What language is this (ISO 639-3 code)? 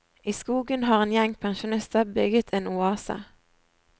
nor